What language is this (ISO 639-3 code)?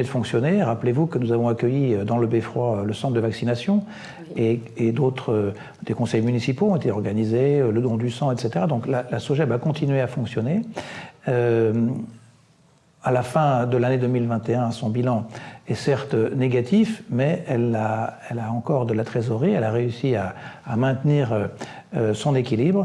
fra